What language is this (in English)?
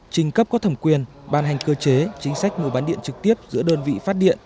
Vietnamese